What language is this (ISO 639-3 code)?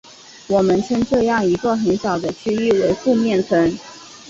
zho